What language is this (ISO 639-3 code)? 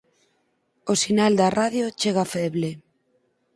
glg